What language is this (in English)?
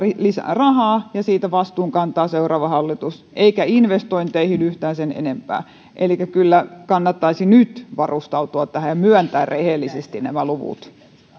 Finnish